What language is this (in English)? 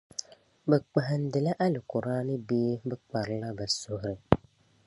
Dagbani